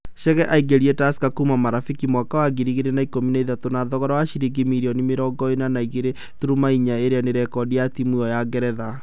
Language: Kikuyu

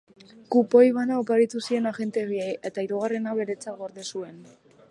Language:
Basque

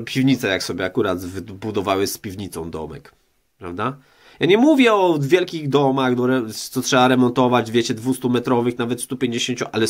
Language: Polish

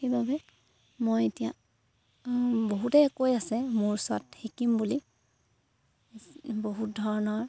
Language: Assamese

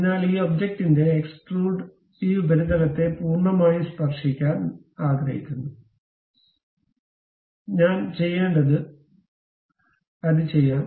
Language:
Malayalam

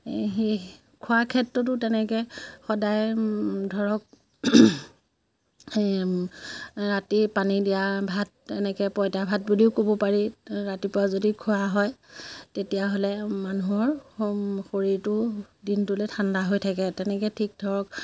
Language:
Assamese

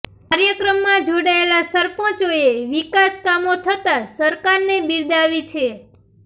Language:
Gujarati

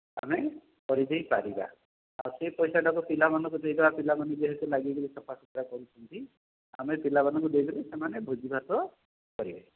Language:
Odia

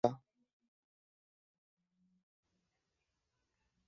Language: Kurdish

